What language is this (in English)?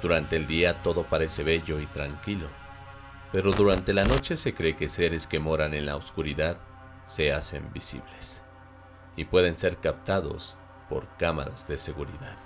Spanish